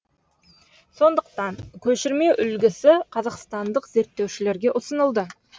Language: Kazakh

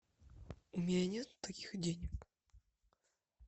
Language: Russian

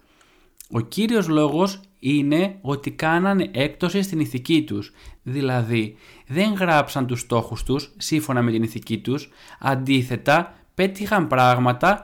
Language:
Greek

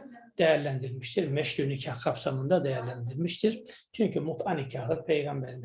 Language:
Turkish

